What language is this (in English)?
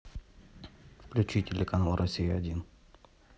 Russian